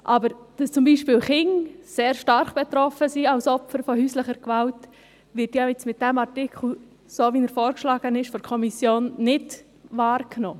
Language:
Swiss German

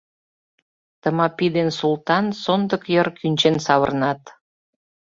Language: Mari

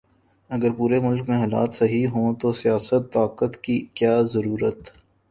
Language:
Urdu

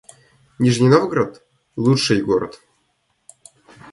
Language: Russian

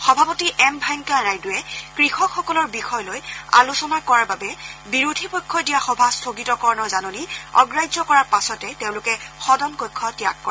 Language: Assamese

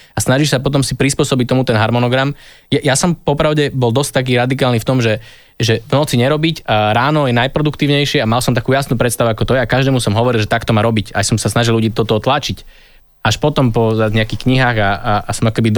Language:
Slovak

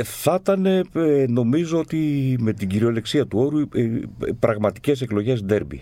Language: Greek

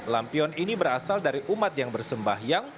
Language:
Indonesian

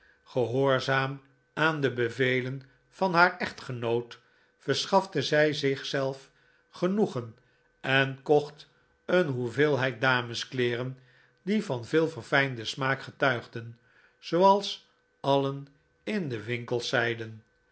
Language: Dutch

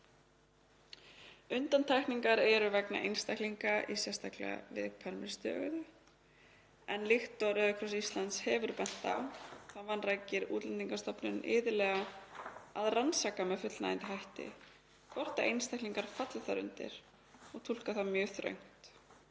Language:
Icelandic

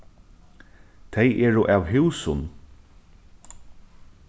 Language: Faroese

